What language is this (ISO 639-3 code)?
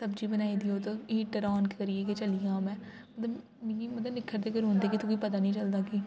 doi